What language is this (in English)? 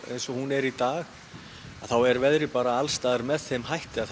Icelandic